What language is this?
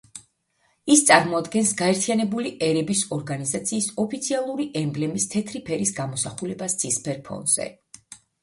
Georgian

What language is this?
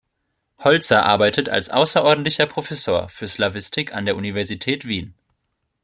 German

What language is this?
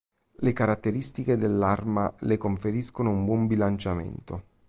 Italian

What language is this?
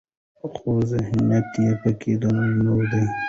Pashto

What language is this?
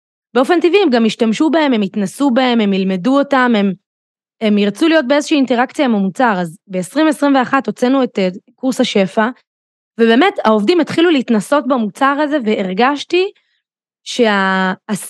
Hebrew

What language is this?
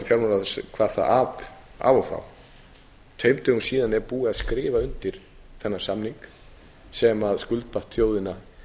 Icelandic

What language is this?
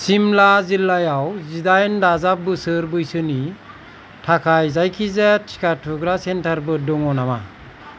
Bodo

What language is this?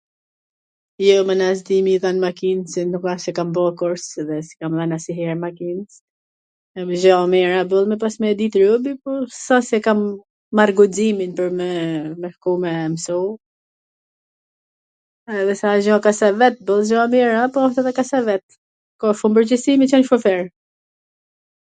Gheg Albanian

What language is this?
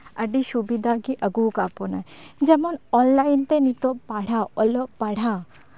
Santali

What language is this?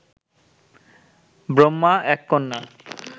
Bangla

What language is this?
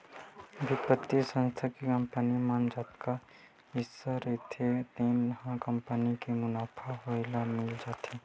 Chhattisgarhi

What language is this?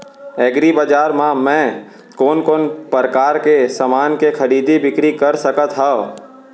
Chhattisgarhi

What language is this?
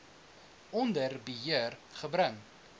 Afrikaans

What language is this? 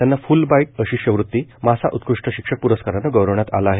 Marathi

